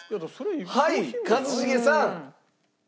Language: Japanese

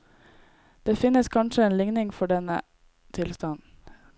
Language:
Norwegian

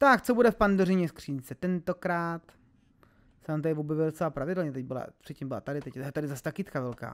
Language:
Czech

